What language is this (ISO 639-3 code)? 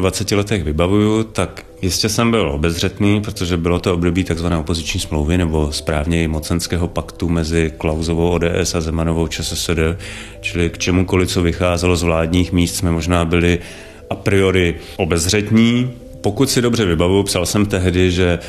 ces